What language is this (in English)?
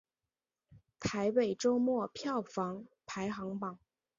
Chinese